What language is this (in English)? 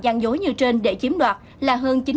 Vietnamese